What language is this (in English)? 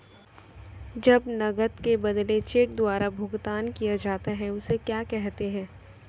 Hindi